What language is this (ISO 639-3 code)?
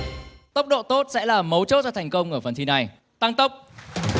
vie